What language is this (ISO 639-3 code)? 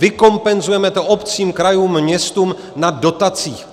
ces